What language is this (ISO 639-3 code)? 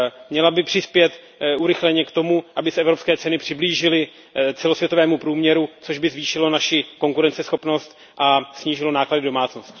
ces